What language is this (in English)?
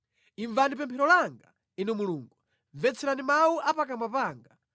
Nyanja